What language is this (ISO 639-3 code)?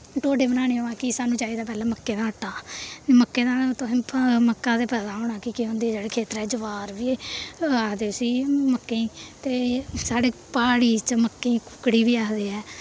doi